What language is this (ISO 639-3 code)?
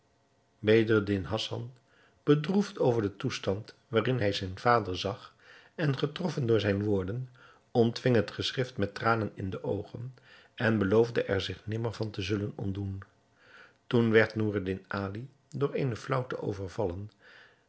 nld